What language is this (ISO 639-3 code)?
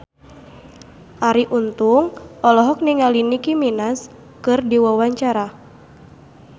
sun